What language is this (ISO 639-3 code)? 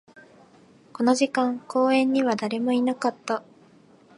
jpn